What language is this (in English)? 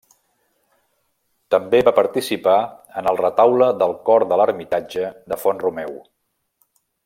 Catalan